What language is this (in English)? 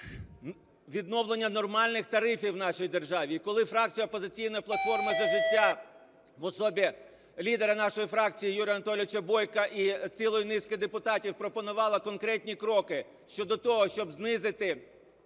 Ukrainian